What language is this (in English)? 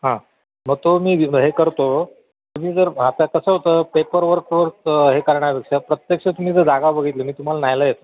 Marathi